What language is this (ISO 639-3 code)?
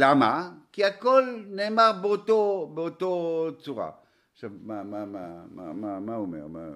heb